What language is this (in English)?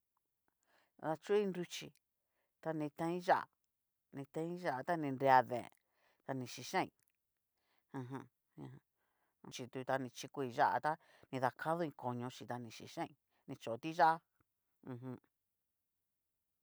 Cacaloxtepec Mixtec